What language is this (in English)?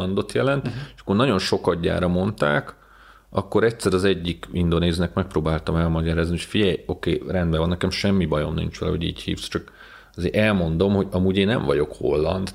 Hungarian